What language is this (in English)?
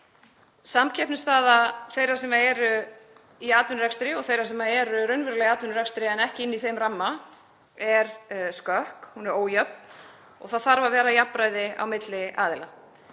Icelandic